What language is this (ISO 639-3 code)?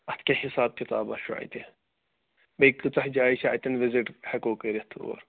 kas